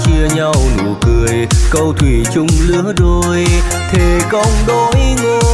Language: Vietnamese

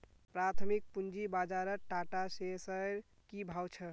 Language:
Magahi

